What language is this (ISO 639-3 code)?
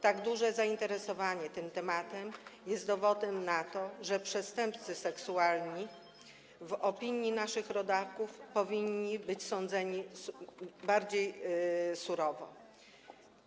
pol